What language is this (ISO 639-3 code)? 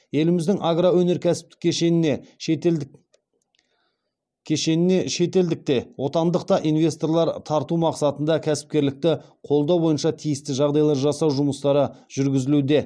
kaz